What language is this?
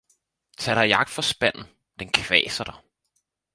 Danish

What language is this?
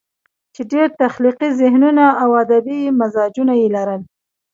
Pashto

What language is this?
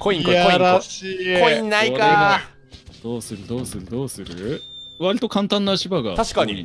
Japanese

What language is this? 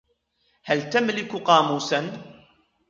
Arabic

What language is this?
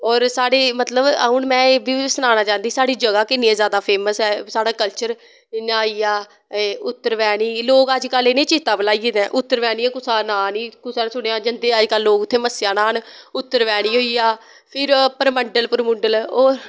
Dogri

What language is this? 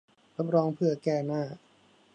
Thai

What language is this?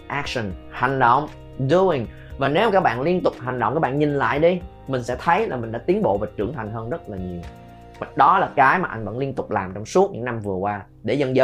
Vietnamese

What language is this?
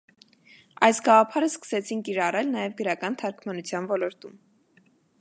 Armenian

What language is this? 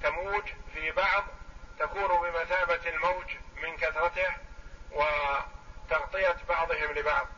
Arabic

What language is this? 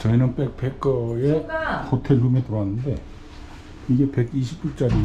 Korean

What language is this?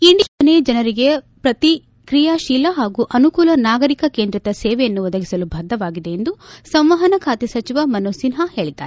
Kannada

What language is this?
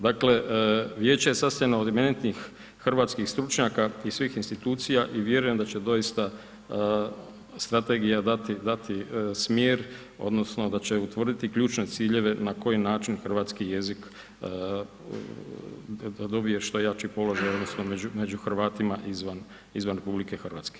Croatian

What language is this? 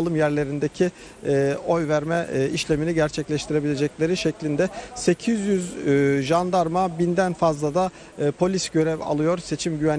Turkish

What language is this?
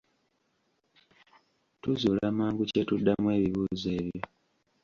Ganda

